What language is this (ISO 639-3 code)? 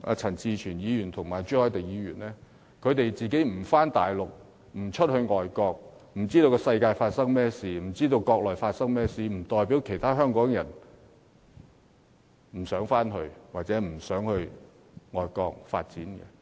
yue